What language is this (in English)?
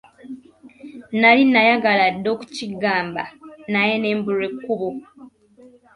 Ganda